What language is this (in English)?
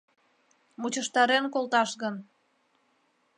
Mari